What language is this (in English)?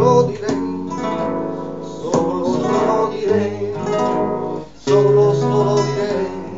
Arabic